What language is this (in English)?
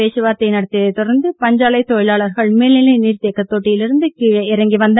Tamil